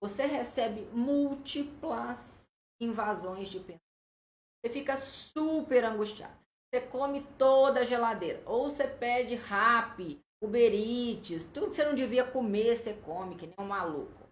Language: Portuguese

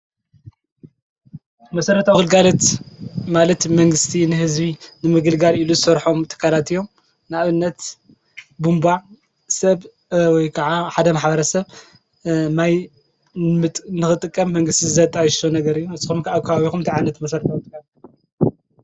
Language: Tigrinya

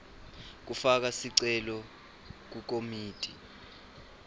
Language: Swati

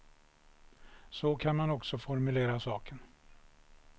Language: Swedish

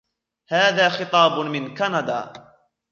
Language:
Arabic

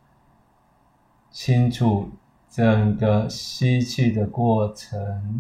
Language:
Chinese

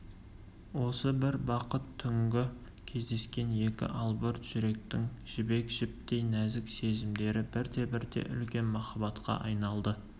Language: Kazakh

